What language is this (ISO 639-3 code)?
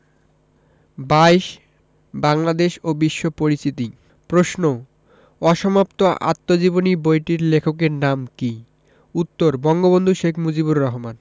ben